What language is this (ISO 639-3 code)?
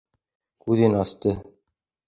bak